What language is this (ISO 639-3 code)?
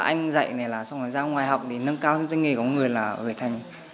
vie